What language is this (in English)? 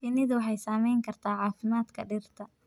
Somali